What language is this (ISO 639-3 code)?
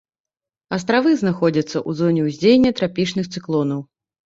bel